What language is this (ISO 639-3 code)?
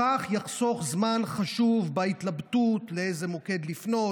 heb